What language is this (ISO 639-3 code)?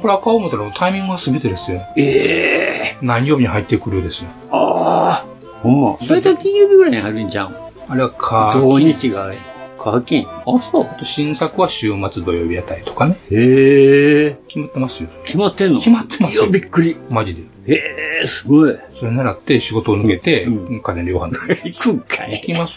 jpn